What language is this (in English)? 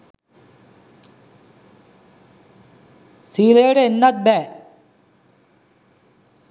Sinhala